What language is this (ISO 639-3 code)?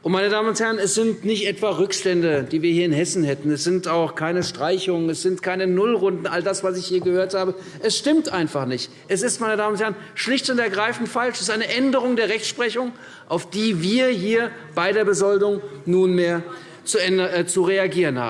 deu